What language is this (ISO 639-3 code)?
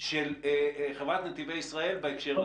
heb